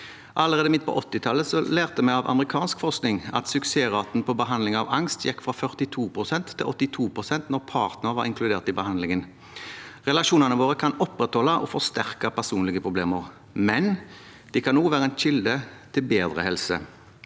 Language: Norwegian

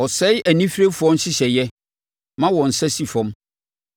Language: Akan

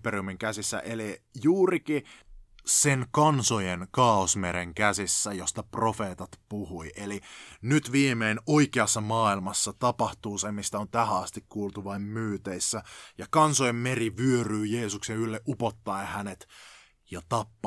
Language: Finnish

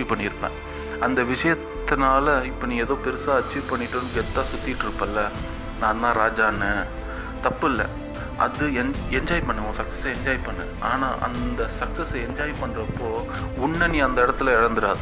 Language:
Tamil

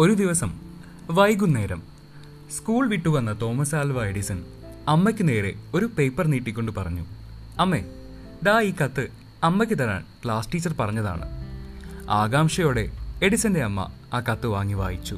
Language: Malayalam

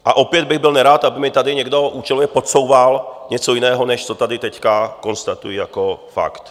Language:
Czech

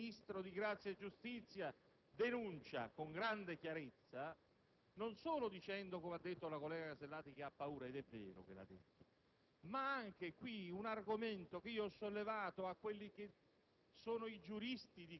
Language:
Italian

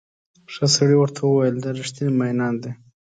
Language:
Pashto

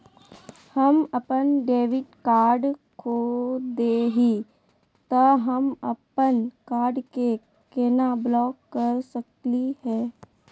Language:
Magahi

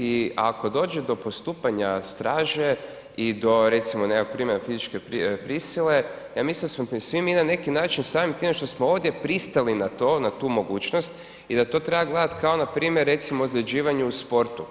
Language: Croatian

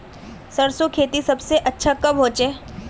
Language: Magahi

